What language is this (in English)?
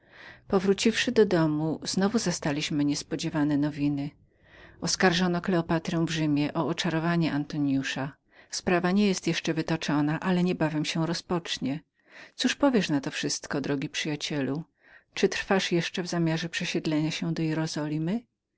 Polish